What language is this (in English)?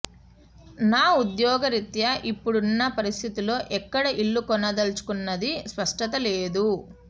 Telugu